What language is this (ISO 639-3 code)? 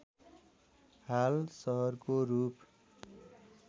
nep